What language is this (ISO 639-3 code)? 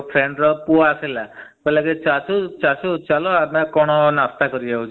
ori